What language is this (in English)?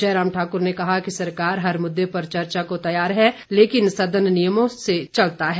Hindi